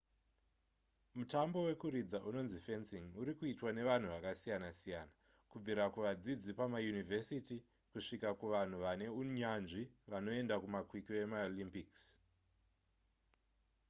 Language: Shona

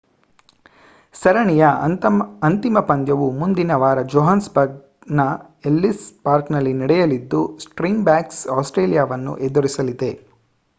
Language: Kannada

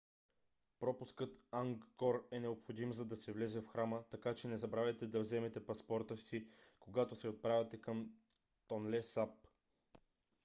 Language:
Bulgarian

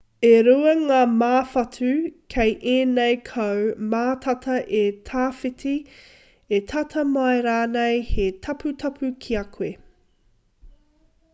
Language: Māori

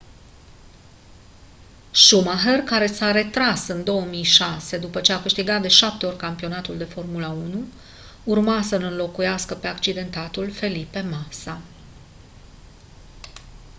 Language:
Romanian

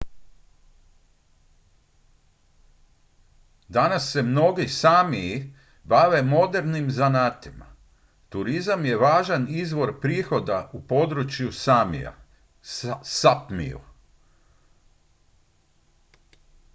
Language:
Croatian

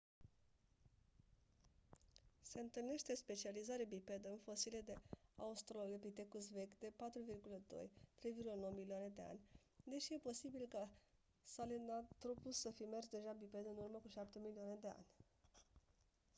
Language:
Romanian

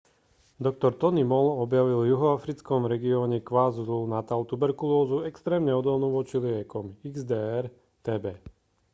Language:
Slovak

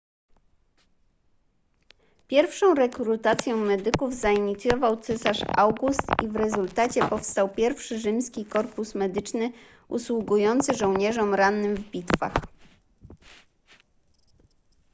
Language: Polish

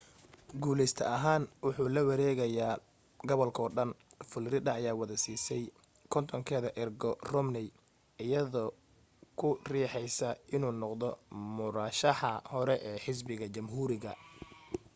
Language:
Somali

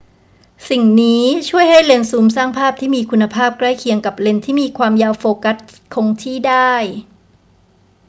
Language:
Thai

